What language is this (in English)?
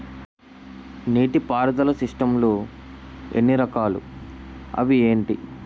Telugu